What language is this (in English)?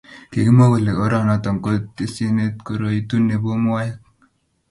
Kalenjin